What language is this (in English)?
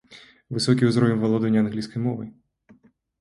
Belarusian